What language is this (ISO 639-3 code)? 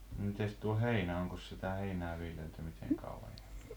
fin